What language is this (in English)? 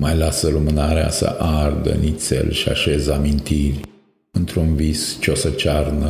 Romanian